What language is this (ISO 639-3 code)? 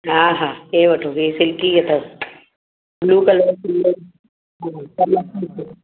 snd